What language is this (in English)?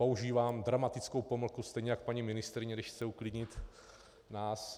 Czech